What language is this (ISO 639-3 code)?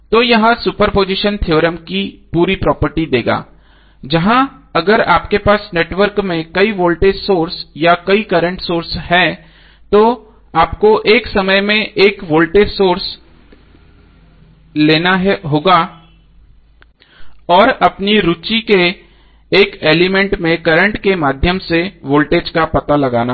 hin